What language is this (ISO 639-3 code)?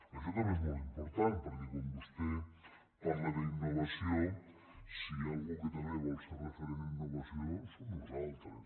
cat